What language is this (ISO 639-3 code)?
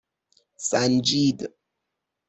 fas